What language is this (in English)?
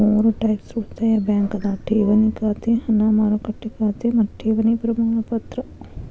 Kannada